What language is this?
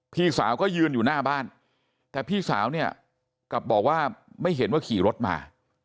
Thai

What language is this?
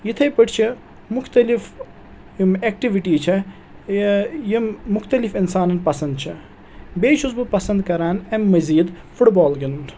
Kashmiri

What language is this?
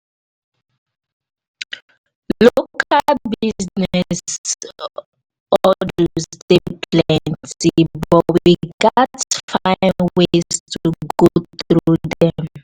Nigerian Pidgin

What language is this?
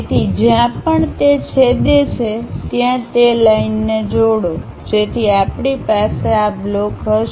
Gujarati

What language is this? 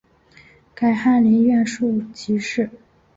Chinese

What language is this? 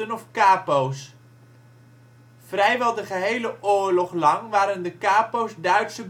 Dutch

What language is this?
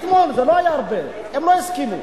Hebrew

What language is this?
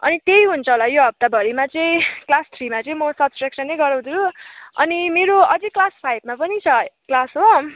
Nepali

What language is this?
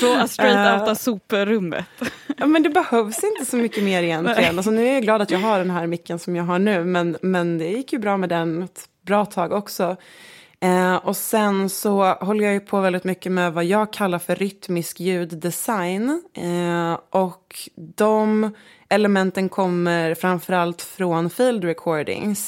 Swedish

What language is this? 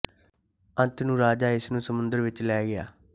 Punjabi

